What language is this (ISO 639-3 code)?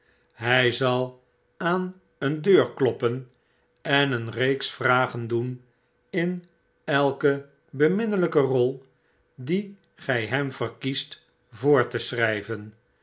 nld